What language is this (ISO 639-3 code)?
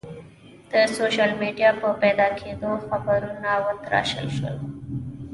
pus